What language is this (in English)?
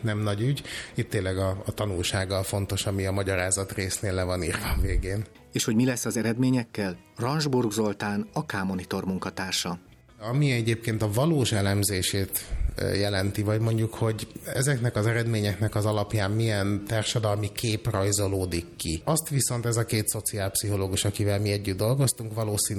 Hungarian